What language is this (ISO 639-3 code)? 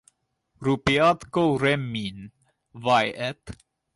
fin